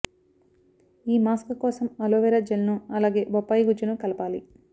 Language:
Telugu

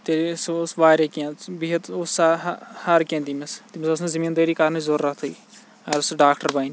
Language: Kashmiri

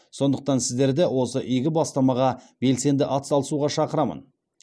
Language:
Kazakh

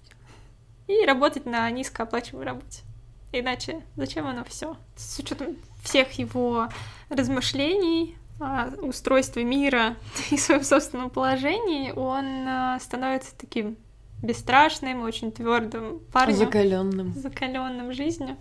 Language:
Russian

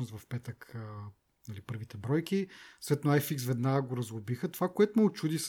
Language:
Bulgarian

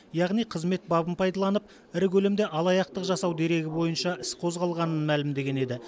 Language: Kazakh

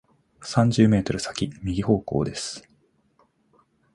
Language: Japanese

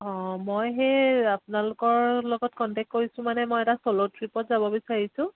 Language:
Assamese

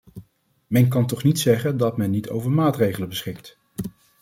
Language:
Dutch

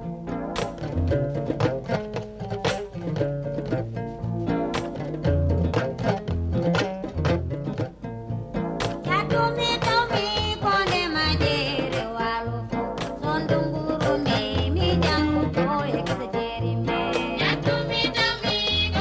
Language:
Fula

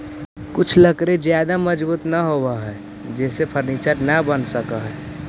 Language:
Magahi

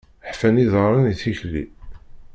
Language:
Kabyle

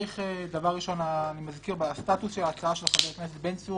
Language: Hebrew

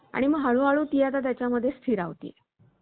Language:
Marathi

